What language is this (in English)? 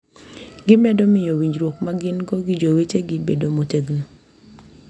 Luo (Kenya and Tanzania)